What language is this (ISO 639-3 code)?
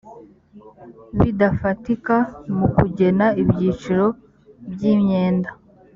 kin